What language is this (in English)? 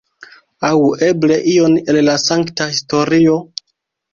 Esperanto